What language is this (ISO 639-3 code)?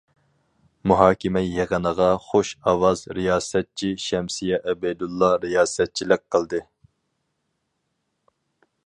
uig